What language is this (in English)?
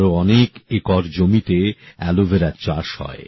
Bangla